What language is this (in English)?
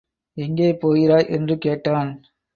Tamil